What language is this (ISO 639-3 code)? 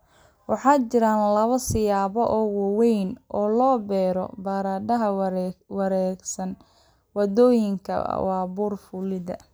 som